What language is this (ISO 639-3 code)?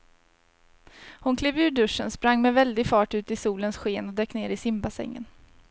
swe